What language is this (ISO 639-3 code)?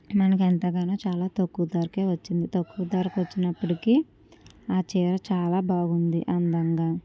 tel